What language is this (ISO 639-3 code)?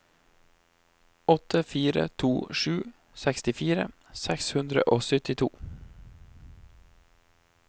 nor